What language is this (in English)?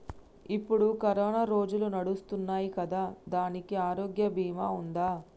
Telugu